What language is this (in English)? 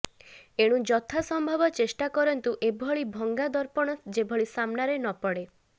Odia